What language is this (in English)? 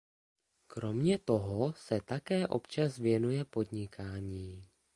Czech